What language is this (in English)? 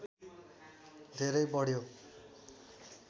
Nepali